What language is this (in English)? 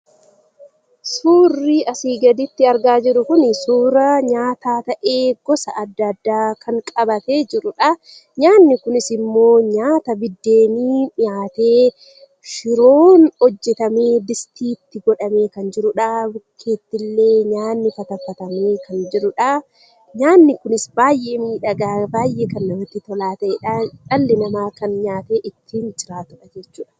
Oromo